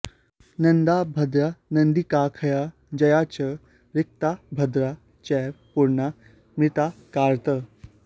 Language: Sanskrit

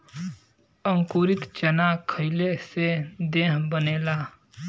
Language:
Bhojpuri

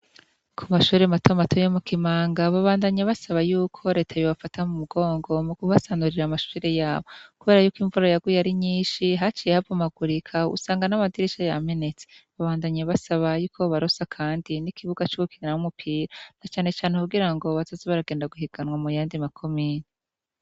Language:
Rundi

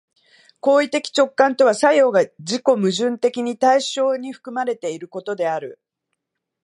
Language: Japanese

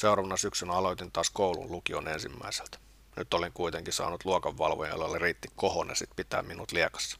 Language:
Finnish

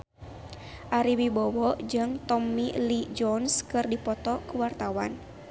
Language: Sundanese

